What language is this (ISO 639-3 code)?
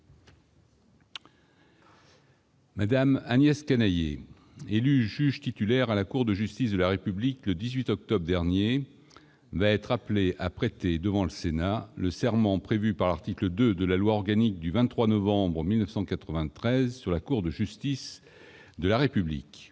fra